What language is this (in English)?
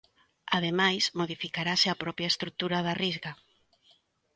Galician